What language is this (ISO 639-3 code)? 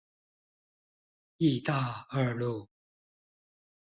zho